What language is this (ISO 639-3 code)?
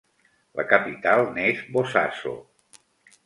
cat